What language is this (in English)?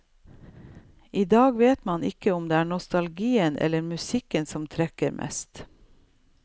Norwegian